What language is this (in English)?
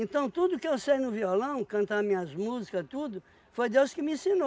Portuguese